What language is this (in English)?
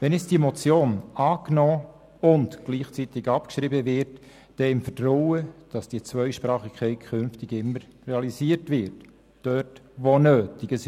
Swiss German